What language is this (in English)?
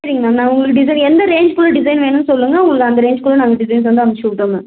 Tamil